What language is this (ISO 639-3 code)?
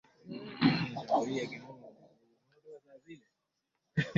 swa